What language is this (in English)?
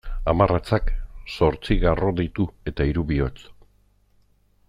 Basque